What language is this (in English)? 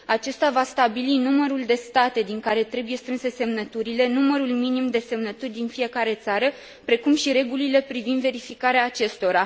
Romanian